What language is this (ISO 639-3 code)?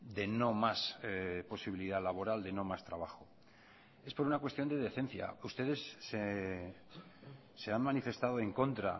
spa